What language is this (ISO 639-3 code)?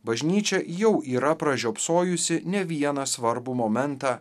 lit